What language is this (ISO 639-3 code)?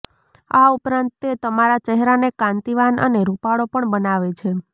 guj